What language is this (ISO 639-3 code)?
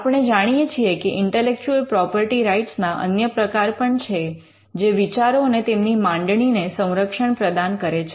guj